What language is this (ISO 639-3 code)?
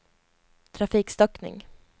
swe